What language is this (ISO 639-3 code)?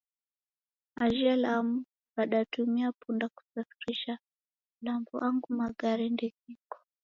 dav